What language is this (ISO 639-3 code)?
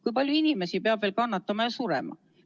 est